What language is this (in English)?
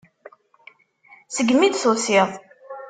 Kabyle